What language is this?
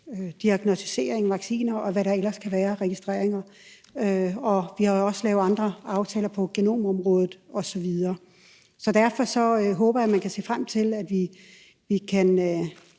Danish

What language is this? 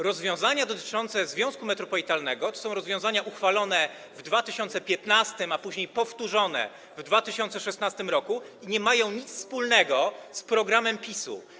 Polish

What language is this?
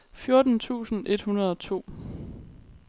Danish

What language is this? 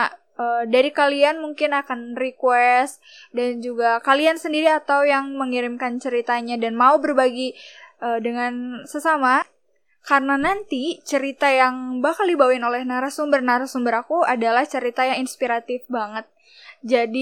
Indonesian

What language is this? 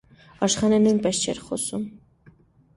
Armenian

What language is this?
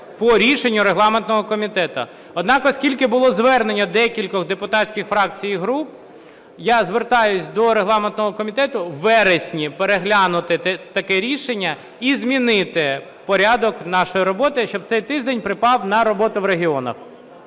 Ukrainian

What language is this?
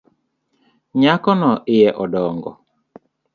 Luo (Kenya and Tanzania)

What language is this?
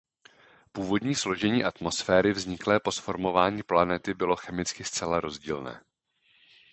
Czech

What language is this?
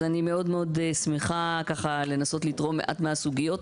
Hebrew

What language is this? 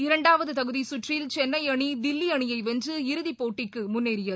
Tamil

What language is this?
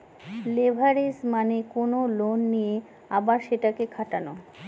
Bangla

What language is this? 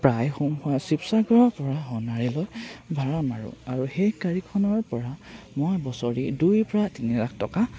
Assamese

